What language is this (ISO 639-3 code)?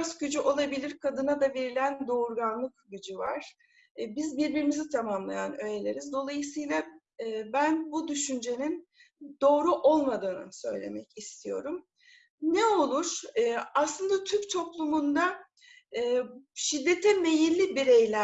tur